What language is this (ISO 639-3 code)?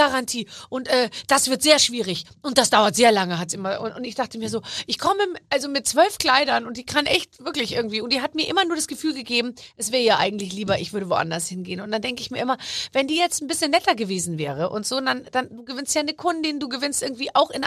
deu